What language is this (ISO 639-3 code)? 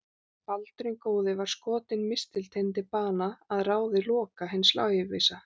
isl